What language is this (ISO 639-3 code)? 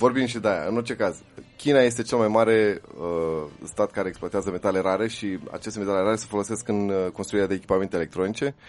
ron